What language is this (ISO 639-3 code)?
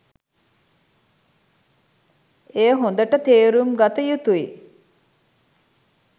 sin